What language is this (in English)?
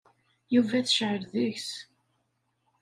Kabyle